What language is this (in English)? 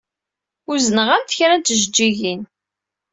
Kabyle